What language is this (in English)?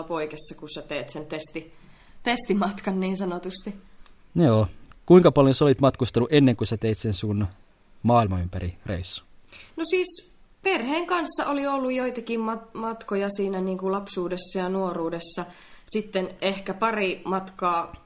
Finnish